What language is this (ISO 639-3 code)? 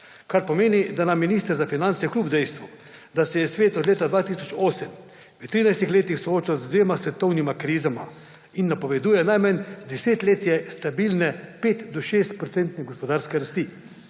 slv